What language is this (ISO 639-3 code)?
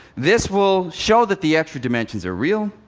eng